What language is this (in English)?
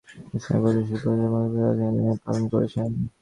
Bangla